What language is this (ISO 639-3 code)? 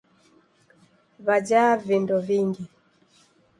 dav